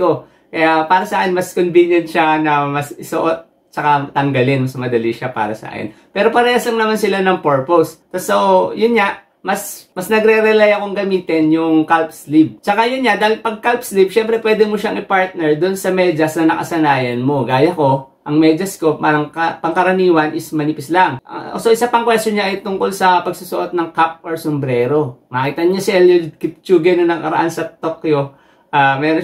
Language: Filipino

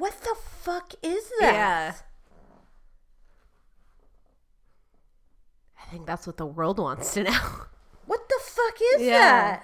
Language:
English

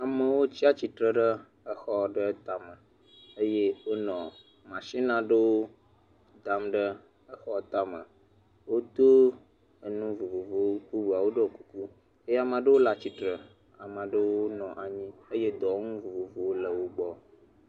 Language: Ewe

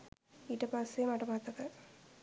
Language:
Sinhala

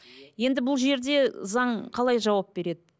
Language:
Kazakh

